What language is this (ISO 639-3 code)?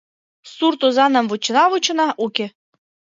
chm